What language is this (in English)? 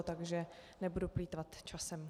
Czech